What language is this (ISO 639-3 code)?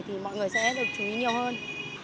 vie